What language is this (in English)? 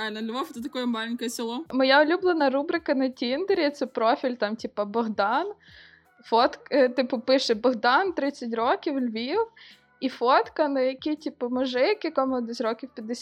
Russian